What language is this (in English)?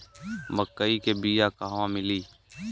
Bhojpuri